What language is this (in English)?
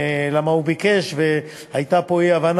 Hebrew